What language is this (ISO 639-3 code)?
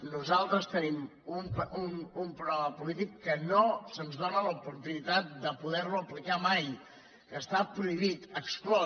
cat